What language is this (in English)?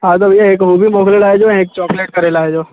Sindhi